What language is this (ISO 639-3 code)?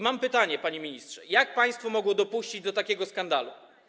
pol